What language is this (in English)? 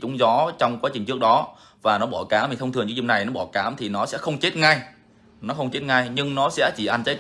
Vietnamese